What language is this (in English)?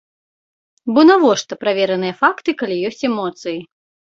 Belarusian